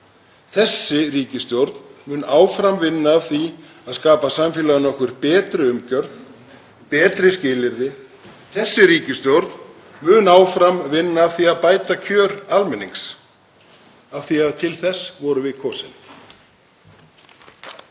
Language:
Icelandic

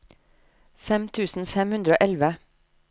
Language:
Norwegian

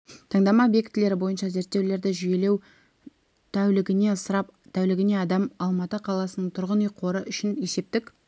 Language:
Kazakh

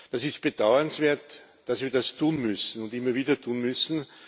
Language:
German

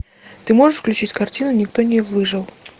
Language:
Russian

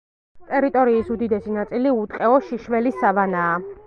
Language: Georgian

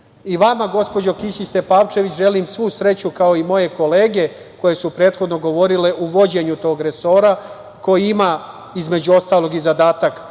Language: Serbian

